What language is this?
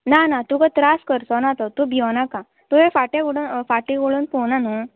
Konkani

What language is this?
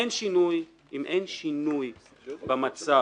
Hebrew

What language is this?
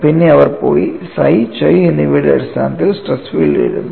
Malayalam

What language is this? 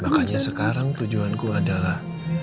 Indonesian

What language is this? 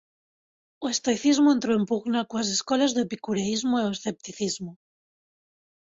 Galician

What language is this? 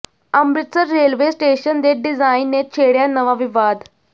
Punjabi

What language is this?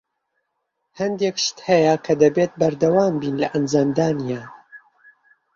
Central Kurdish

